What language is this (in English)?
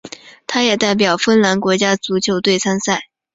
Chinese